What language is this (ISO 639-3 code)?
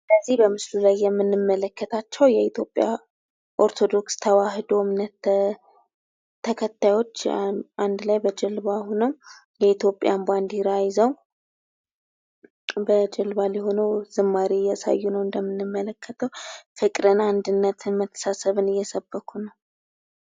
amh